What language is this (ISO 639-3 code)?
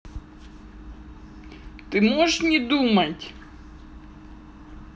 rus